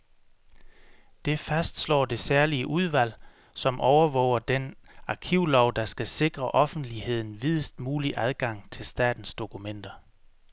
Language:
Danish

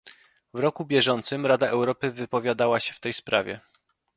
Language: Polish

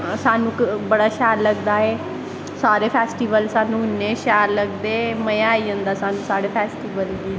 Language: Dogri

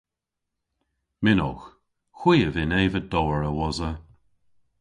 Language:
Cornish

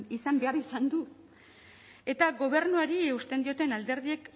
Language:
Basque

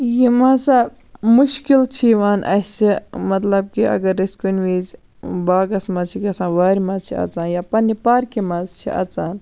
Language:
Kashmiri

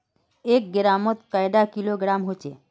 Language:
Magahi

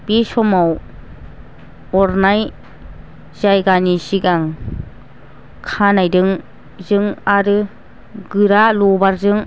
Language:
Bodo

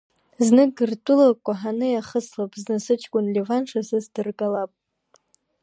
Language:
Abkhazian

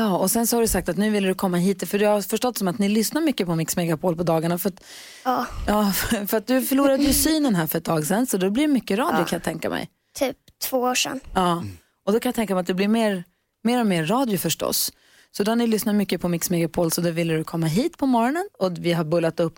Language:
Swedish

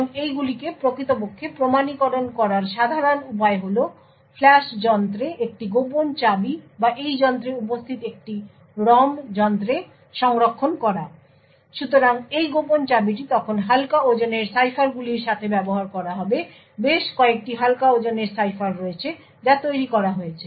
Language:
Bangla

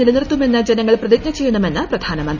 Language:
Malayalam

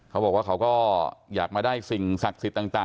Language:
Thai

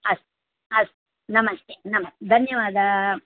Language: Sanskrit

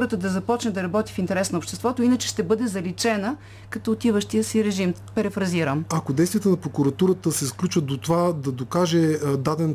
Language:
Bulgarian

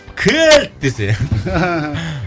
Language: Kazakh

